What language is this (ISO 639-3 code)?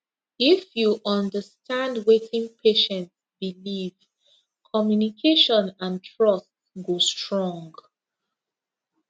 pcm